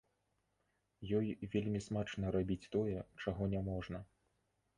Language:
Belarusian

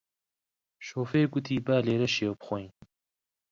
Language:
Central Kurdish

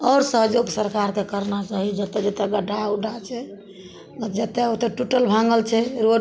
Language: Maithili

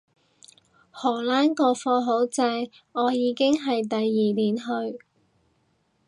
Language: Cantonese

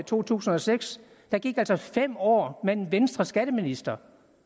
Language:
Danish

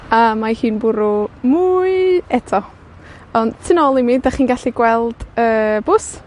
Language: Welsh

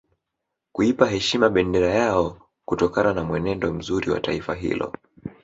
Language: Swahili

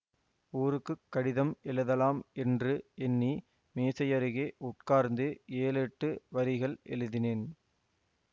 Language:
Tamil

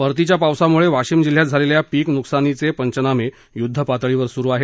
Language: Marathi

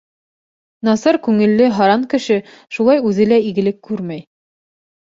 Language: Bashkir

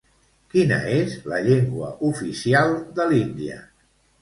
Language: Catalan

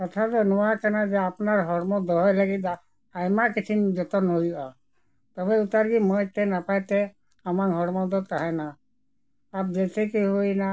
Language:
Santali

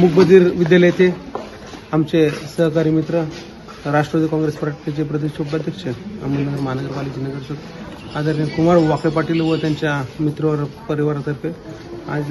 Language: Marathi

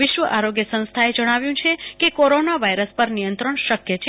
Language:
Gujarati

